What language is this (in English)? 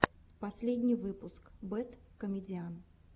Russian